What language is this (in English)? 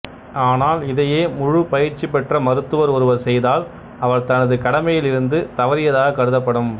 Tamil